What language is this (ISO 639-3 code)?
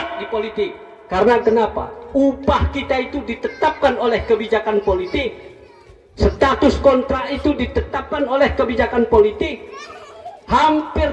ind